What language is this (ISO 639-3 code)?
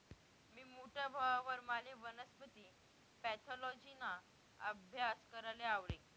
mar